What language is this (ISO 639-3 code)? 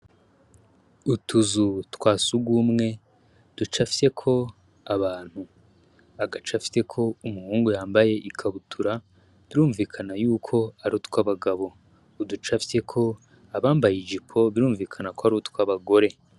run